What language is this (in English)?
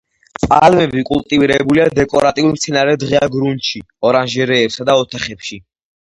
Georgian